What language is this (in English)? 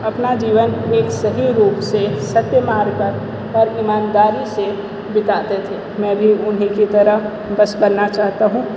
Hindi